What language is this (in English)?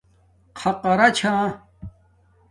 Domaaki